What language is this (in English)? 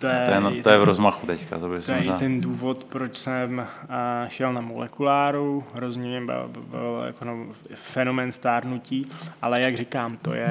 Czech